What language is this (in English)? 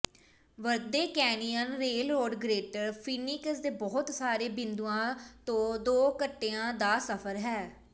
Punjabi